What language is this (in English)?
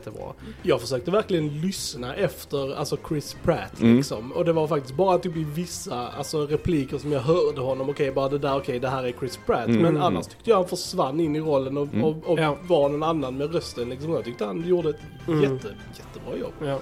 Swedish